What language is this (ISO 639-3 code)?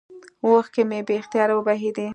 pus